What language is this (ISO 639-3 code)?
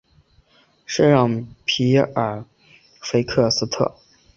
zho